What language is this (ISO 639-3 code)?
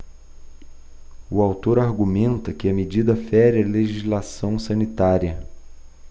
por